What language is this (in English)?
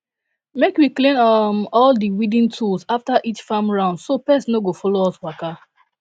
Nigerian Pidgin